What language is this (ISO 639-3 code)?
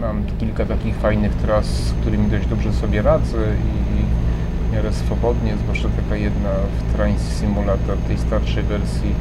pol